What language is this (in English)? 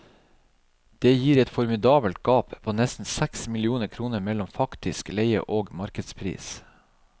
Norwegian